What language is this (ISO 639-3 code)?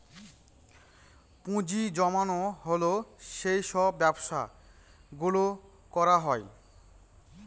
ben